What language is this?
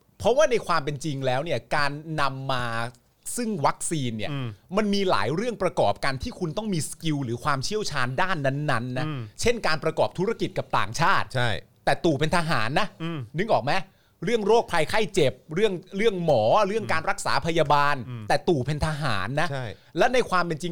Thai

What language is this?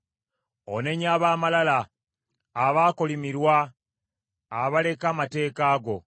Ganda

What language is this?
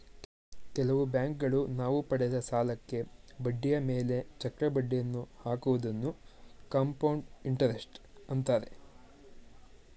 Kannada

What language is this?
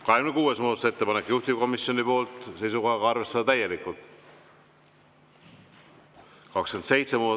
Estonian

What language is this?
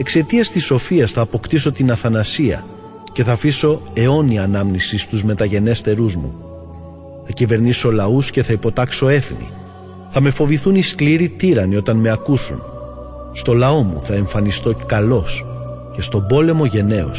Greek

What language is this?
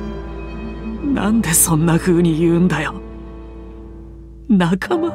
Japanese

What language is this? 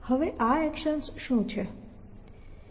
Gujarati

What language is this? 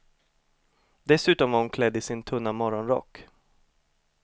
Swedish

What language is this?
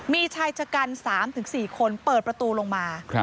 Thai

